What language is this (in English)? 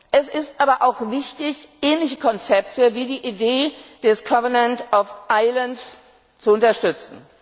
German